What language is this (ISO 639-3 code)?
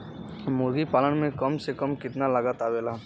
bho